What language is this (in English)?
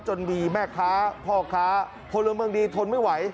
Thai